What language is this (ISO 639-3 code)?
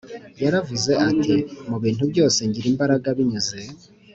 kin